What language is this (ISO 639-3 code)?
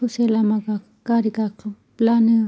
brx